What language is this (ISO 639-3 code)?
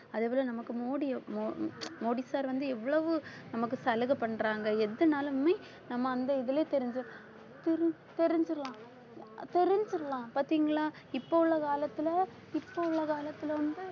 tam